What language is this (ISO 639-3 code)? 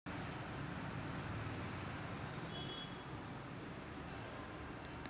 mar